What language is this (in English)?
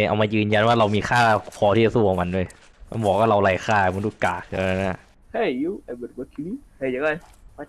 Thai